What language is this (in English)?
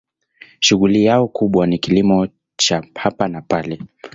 Swahili